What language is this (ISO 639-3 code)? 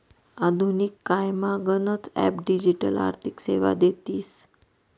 mar